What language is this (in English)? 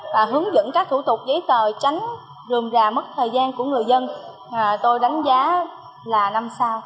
Vietnamese